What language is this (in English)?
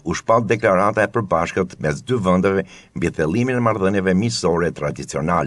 Romanian